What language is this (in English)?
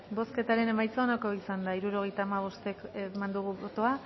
Basque